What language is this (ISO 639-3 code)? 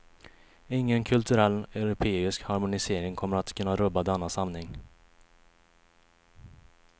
swe